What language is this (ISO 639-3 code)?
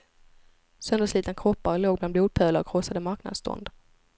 swe